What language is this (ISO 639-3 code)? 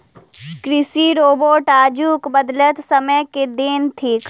mai